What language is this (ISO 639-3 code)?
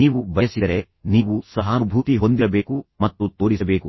kan